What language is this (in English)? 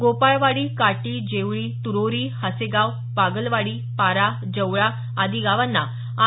Marathi